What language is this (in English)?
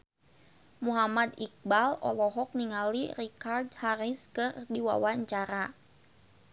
Sundanese